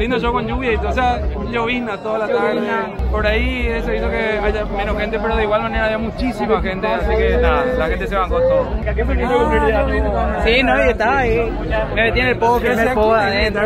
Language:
Spanish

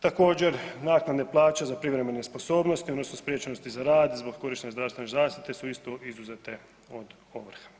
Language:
Croatian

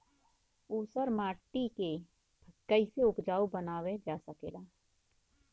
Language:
Bhojpuri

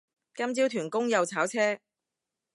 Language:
Cantonese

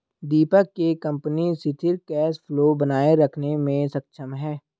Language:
Hindi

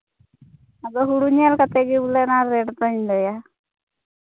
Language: Santali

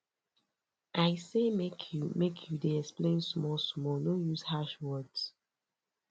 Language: Nigerian Pidgin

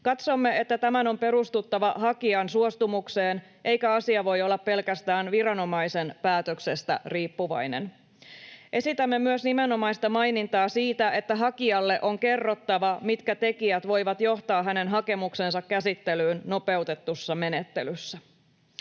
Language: Finnish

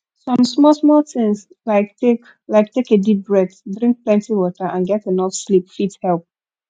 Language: Nigerian Pidgin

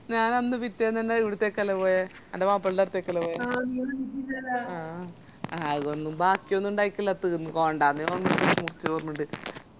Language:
Malayalam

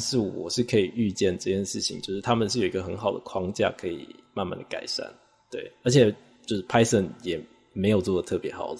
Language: Chinese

